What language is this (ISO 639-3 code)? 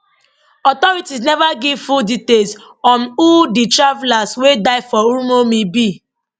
pcm